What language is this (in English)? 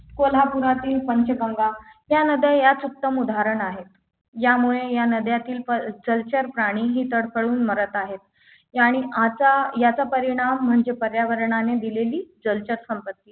Marathi